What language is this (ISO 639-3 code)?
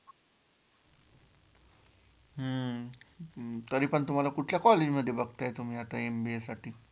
mar